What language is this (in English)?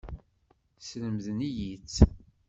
Kabyle